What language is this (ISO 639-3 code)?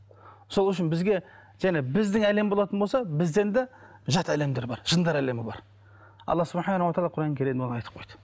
kaz